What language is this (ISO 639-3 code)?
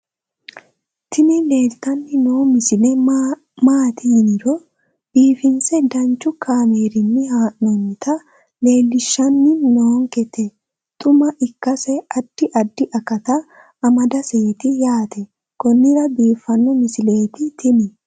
sid